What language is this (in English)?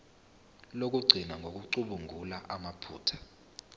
Zulu